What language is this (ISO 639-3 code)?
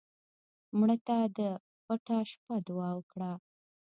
pus